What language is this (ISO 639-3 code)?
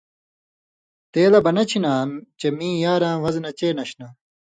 mvy